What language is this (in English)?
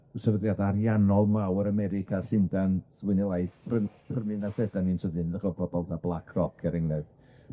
Welsh